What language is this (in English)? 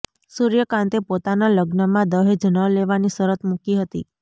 Gujarati